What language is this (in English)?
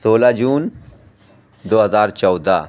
Urdu